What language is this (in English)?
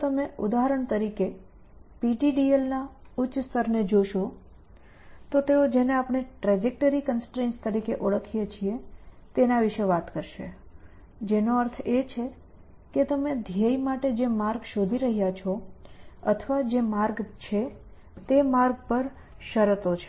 Gujarati